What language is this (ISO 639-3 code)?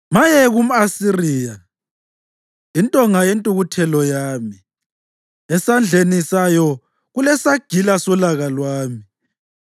nde